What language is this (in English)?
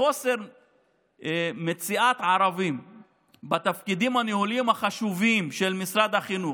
Hebrew